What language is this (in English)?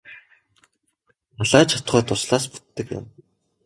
Mongolian